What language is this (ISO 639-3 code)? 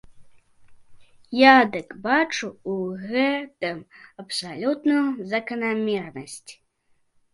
bel